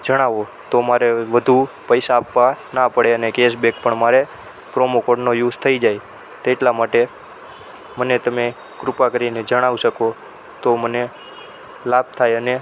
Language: Gujarati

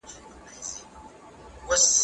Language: Pashto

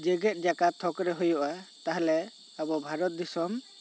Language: Santali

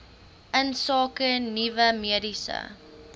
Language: Afrikaans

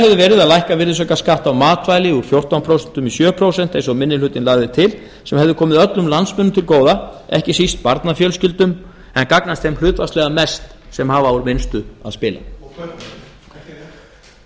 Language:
Icelandic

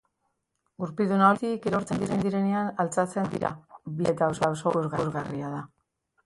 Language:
Basque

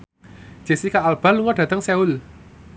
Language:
Javanese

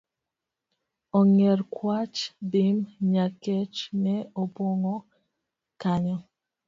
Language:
Luo (Kenya and Tanzania)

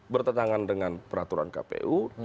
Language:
Indonesian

